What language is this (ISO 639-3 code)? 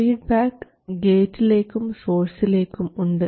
mal